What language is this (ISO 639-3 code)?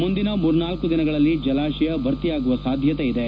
kan